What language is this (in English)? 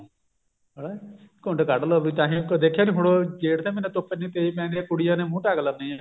Punjabi